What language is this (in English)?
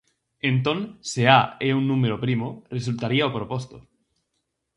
Galician